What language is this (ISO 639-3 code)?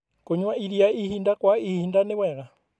kik